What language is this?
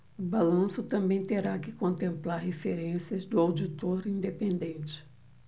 Portuguese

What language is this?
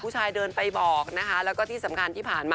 Thai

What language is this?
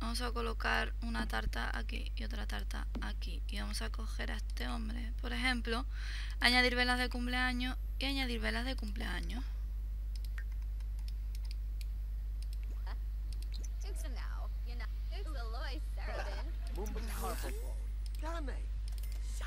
Spanish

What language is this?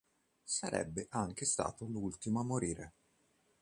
Italian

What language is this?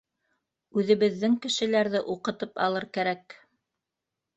Bashkir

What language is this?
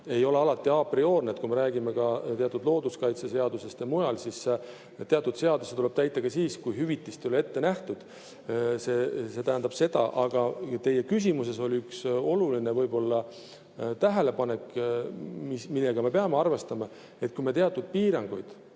Estonian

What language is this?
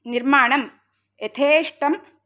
Sanskrit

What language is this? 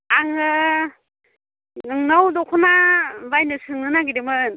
Bodo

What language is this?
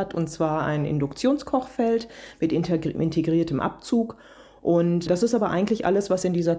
German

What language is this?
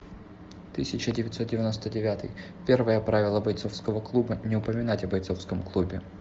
Russian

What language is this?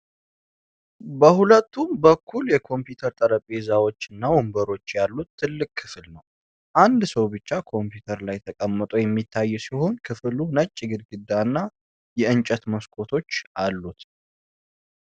Amharic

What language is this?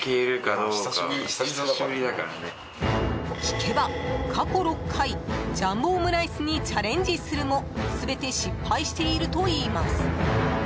Japanese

